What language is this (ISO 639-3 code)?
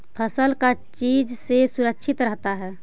mag